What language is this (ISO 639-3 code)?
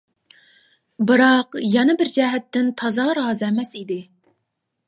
uig